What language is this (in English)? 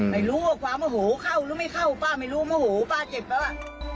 Thai